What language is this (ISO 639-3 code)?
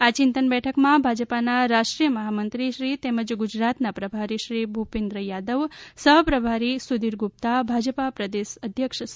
guj